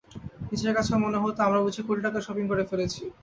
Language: Bangla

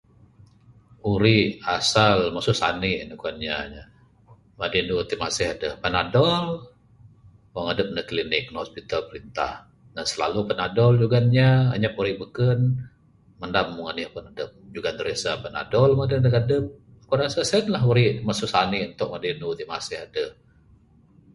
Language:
Bukar-Sadung Bidayuh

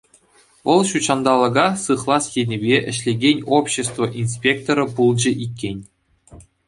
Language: Chuvash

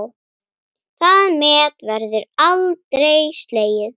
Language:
Icelandic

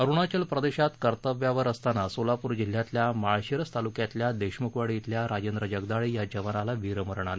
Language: Marathi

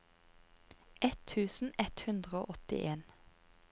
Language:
Norwegian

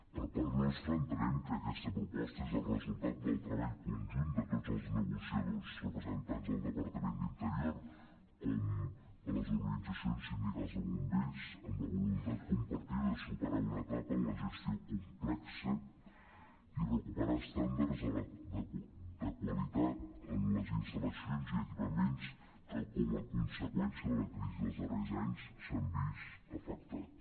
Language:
Catalan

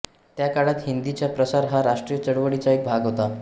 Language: Marathi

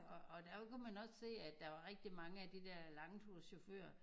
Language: Danish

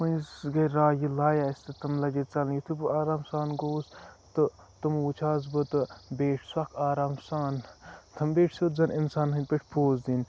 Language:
Kashmiri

